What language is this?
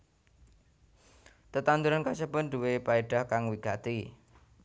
Javanese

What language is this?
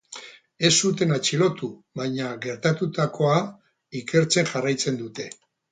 Basque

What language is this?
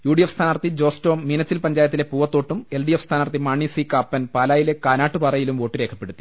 Malayalam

